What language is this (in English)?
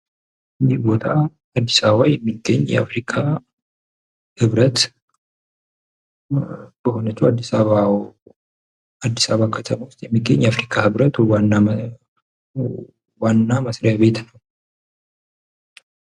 Amharic